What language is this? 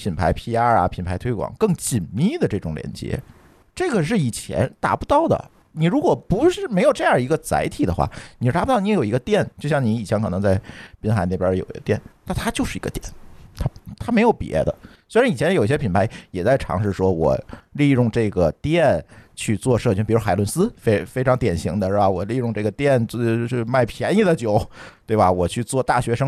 Chinese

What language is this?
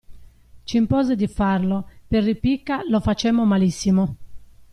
Italian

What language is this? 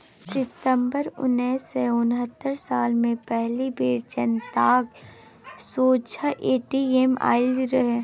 Maithili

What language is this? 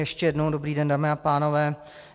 Czech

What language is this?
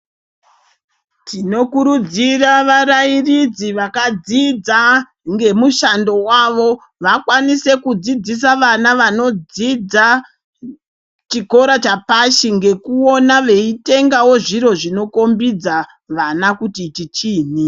Ndau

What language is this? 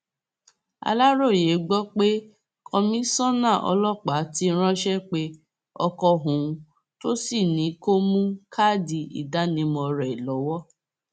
Yoruba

